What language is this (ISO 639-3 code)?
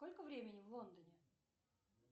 rus